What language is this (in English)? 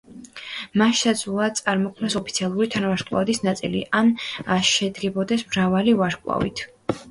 Georgian